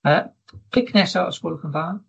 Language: Welsh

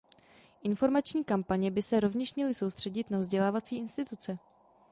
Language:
Czech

